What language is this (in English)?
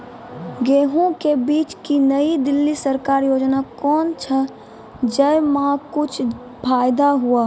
Maithili